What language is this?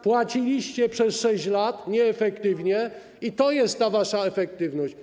Polish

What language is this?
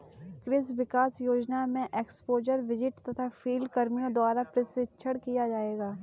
Hindi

